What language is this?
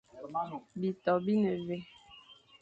Fang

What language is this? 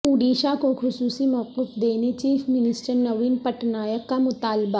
Urdu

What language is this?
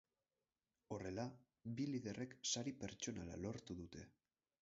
Basque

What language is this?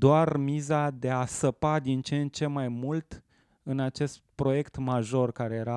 Romanian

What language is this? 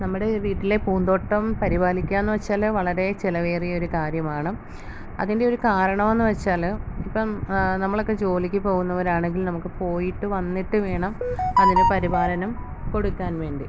Malayalam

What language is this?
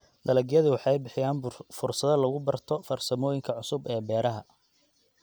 Somali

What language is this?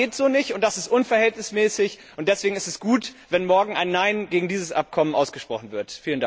German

